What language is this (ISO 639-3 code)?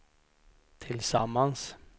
swe